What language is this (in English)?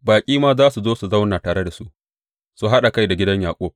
Hausa